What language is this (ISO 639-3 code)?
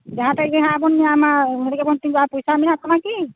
sat